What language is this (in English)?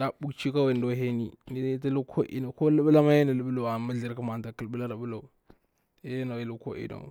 Bura-Pabir